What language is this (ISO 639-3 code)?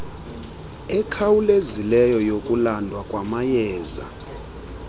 xho